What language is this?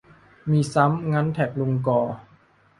Thai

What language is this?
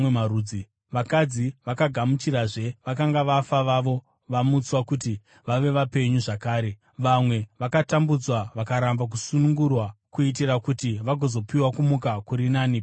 Shona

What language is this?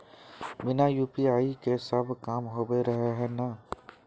Magahi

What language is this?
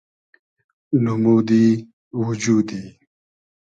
Hazaragi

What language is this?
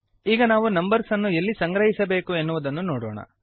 Kannada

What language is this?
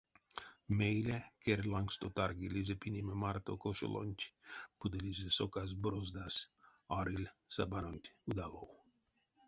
Erzya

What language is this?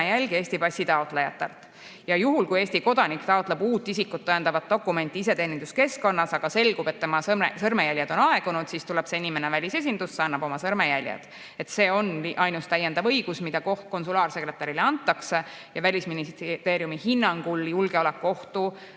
Estonian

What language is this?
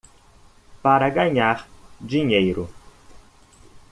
Portuguese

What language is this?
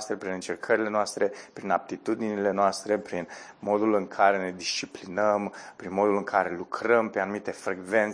Romanian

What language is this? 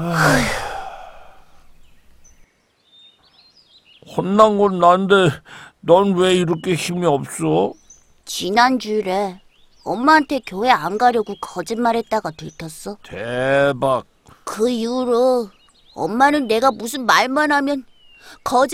Korean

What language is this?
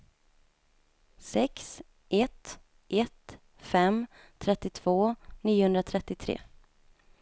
Swedish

